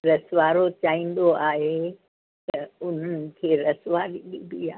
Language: Sindhi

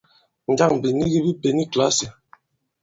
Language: Bankon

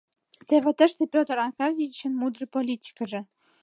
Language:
Mari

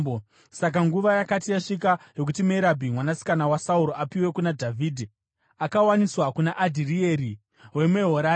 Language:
Shona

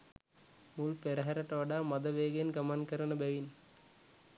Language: Sinhala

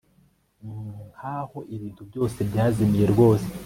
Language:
Kinyarwanda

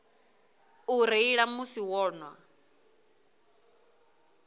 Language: Venda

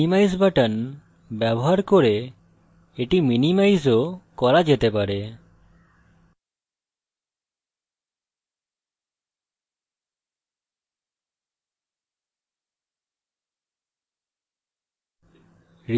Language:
Bangla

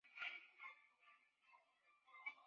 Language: Chinese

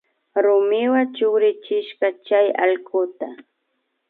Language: Imbabura Highland Quichua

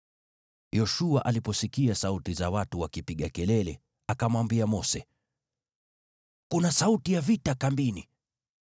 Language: Swahili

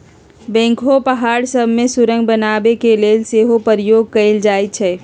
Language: Magahi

